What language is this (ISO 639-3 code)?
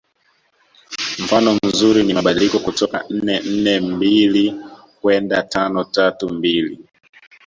swa